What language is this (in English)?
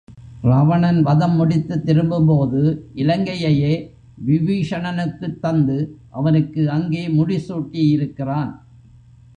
Tamil